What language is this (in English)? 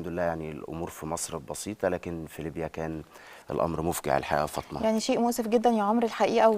Arabic